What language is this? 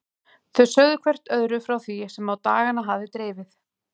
Icelandic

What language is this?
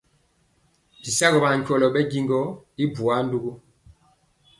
Mpiemo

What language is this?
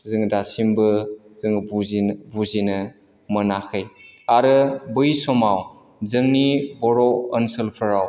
Bodo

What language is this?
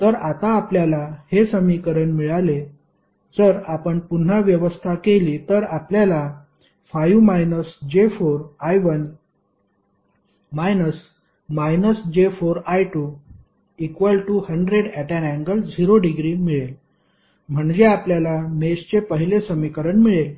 Marathi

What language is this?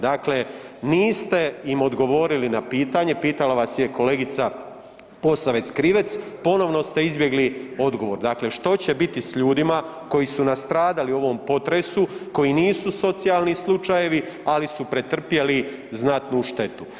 Croatian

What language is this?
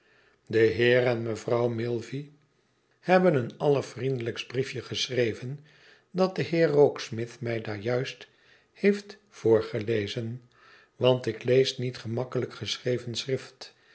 Dutch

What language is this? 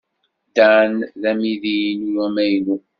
Kabyle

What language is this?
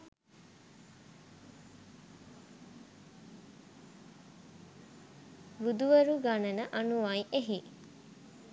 Sinhala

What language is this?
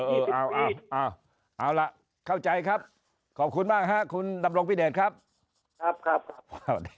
Thai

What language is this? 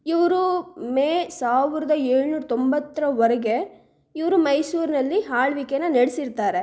Kannada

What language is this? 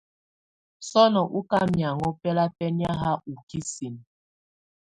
Tunen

